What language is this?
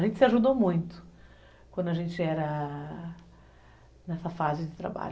Portuguese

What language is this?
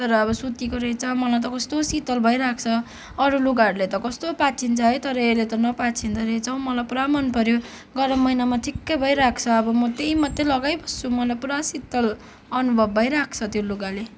Nepali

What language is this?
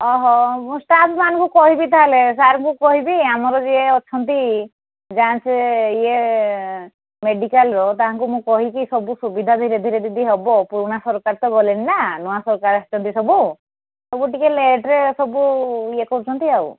Odia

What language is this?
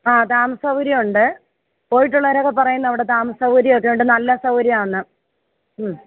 Malayalam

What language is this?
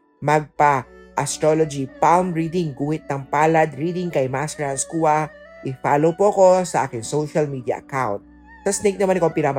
Filipino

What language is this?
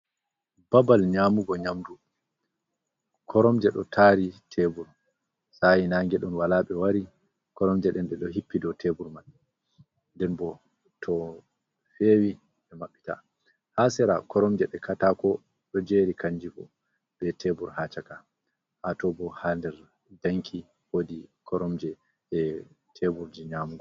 Fula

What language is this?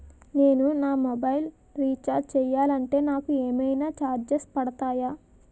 Telugu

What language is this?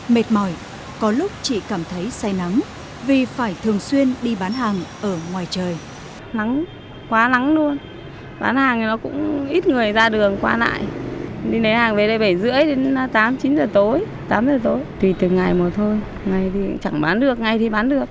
Vietnamese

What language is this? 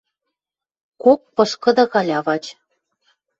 Western Mari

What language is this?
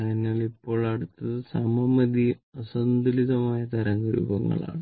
Malayalam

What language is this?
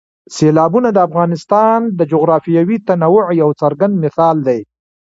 Pashto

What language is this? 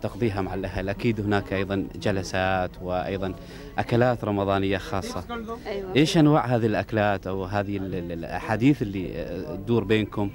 Arabic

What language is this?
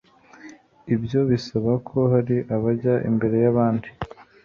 Kinyarwanda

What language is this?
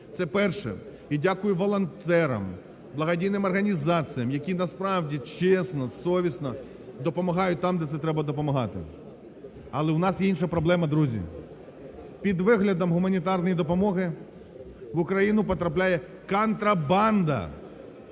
Ukrainian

